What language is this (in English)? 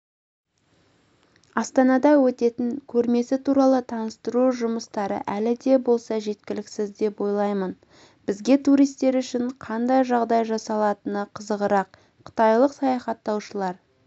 Kazakh